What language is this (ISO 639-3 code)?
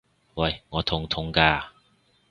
yue